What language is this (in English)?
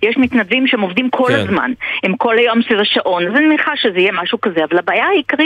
Hebrew